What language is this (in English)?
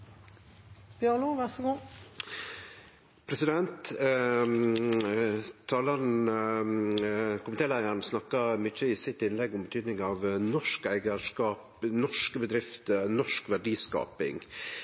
Norwegian Nynorsk